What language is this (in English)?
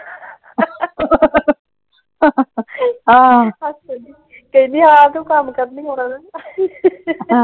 Punjabi